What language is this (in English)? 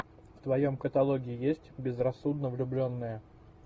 Russian